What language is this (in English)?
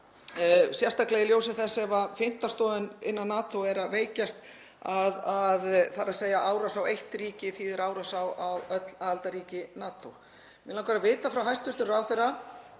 Icelandic